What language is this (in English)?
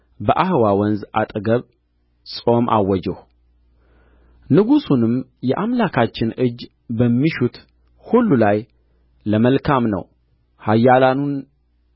Amharic